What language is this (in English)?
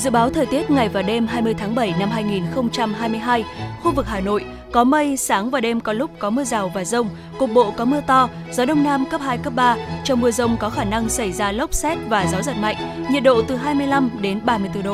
Vietnamese